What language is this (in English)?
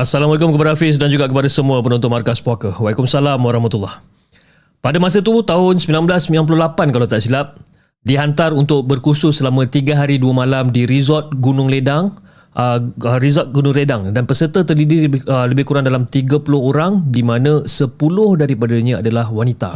Malay